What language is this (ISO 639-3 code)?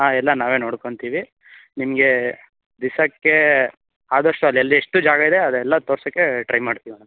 kan